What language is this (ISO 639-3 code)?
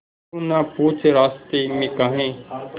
hin